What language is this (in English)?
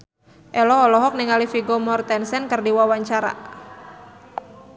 Sundanese